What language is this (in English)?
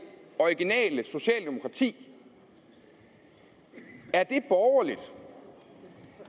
Danish